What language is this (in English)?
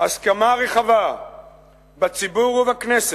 Hebrew